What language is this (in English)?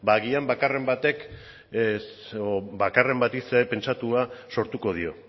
Basque